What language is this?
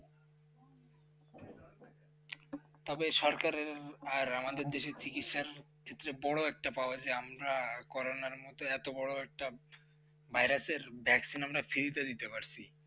Bangla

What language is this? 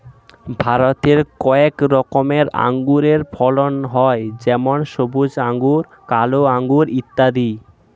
Bangla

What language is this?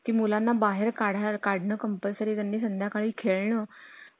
Marathi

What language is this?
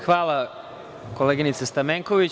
Serbian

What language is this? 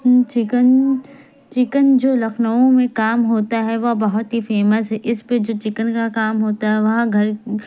Urdu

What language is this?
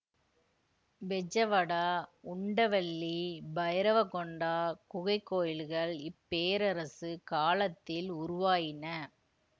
Tamil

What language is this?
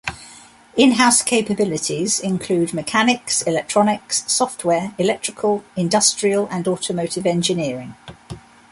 English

